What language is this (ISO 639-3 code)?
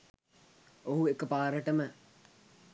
sin